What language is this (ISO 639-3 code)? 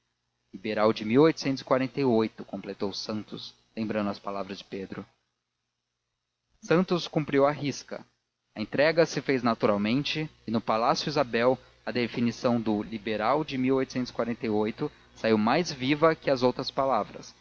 por